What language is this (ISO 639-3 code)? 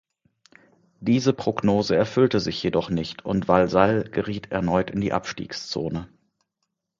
deu